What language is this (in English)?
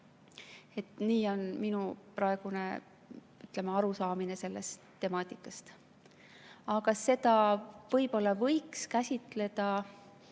Estonian